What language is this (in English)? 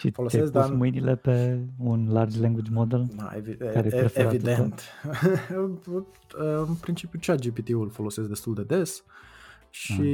Romanian